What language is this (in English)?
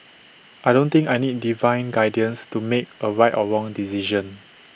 English